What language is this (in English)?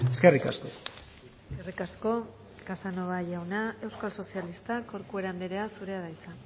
Basque